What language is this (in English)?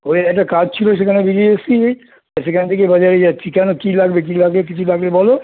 Bangla